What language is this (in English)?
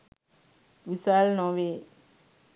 Sinhala